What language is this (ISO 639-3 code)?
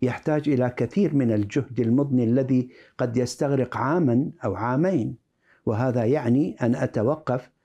ara